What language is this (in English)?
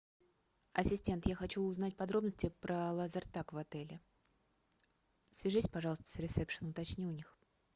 Russian